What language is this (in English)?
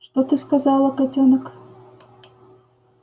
Russian